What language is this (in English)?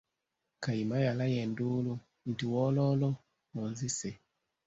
Ganda